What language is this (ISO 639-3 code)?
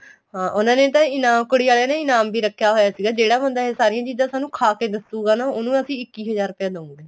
pan